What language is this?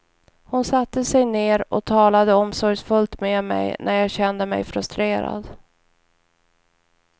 Swedish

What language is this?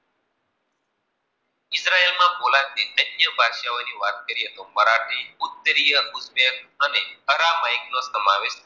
Gujarati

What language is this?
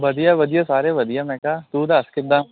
Punjabi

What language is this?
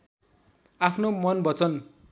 Nepali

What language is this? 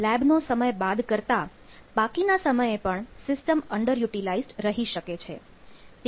Gujarati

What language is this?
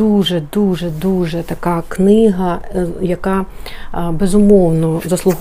Ukrainian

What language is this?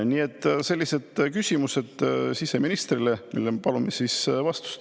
Estonian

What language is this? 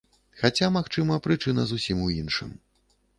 Belarusian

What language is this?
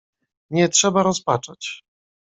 Polish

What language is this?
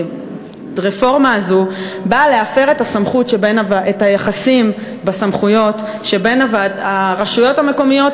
Hebrew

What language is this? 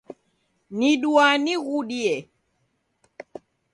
Taita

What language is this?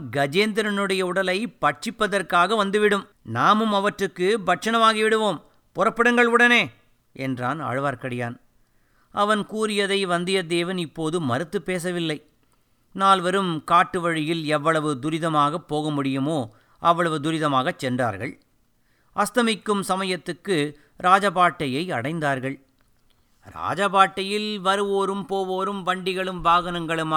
Tamil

